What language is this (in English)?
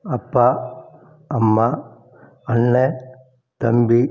Tamil